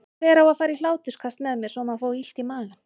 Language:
Icelandic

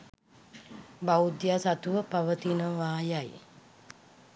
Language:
Sinhala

